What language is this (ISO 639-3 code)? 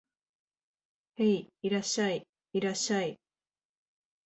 jpn